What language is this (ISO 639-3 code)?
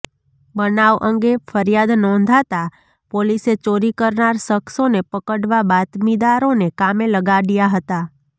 guj